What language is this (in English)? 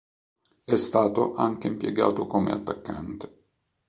Italian